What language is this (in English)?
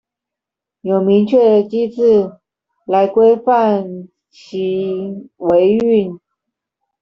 Chinese